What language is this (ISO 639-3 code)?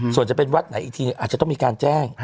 tha